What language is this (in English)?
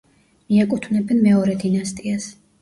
Georgian